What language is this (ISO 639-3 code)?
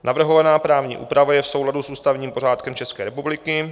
ces